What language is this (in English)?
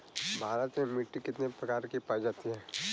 Bhojpuri